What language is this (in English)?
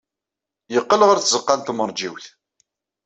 Kabyle